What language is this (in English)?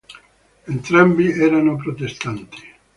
Italian